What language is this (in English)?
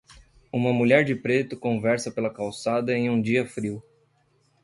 Portuguese